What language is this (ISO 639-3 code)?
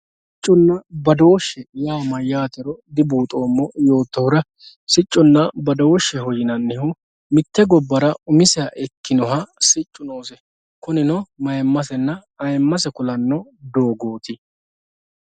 sid